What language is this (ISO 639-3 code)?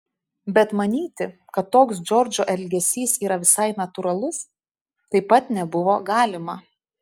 lit